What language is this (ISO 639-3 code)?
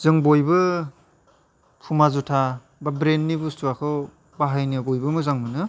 brx